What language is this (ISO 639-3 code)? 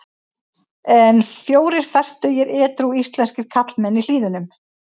isl